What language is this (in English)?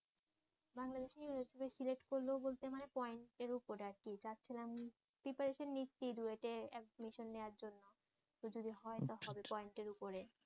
Bangla